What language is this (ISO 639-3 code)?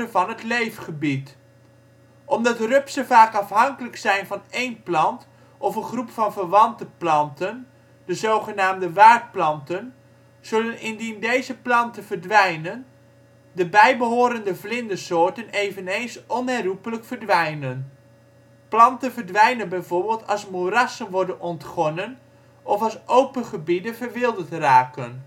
nld